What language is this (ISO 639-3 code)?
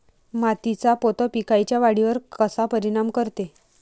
mar